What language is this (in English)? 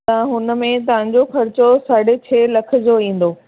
Sindhi